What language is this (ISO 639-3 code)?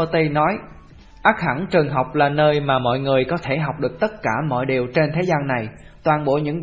vie